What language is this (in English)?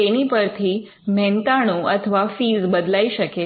Gujarati